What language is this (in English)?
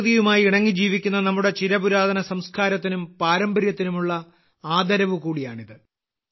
Malayalam